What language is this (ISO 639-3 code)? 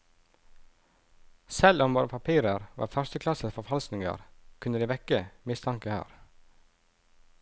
nor